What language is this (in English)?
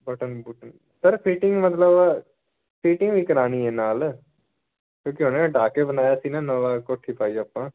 Punjabi